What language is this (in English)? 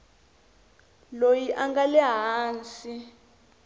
Tsonga